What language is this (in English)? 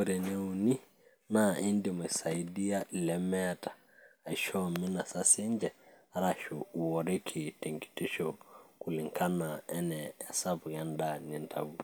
Masai